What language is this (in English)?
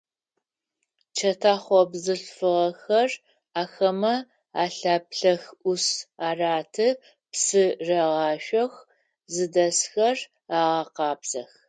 Adyghe